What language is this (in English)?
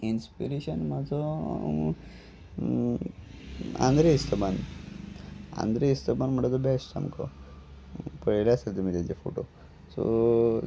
Konkani